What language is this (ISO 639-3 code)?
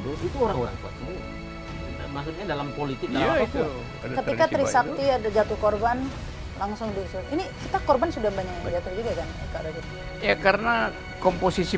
ind